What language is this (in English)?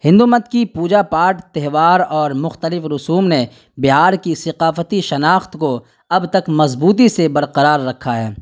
Urdu